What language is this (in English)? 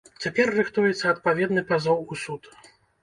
Belarusian